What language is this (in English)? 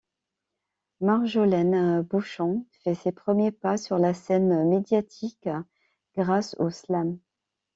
French